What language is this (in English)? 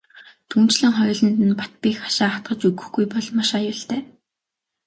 Mongolian